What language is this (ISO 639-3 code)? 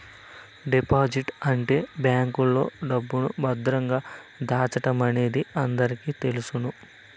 tel